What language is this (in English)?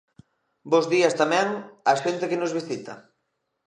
Galician